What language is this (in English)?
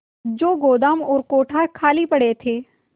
Hindi